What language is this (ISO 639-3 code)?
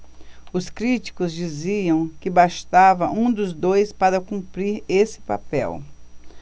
por